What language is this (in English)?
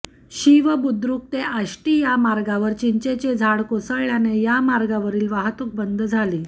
Marathi